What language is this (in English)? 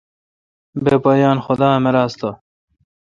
Kalkoti